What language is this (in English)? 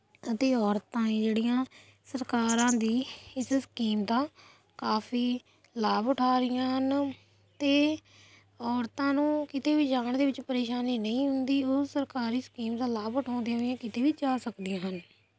Punjabi